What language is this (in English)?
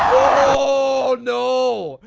English